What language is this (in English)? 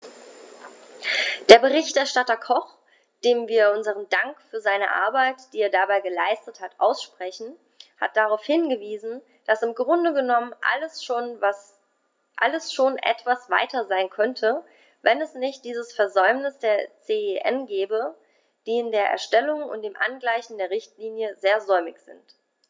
German